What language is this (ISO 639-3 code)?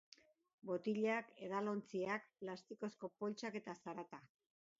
eus